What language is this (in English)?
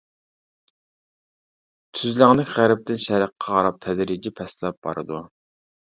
Uyghur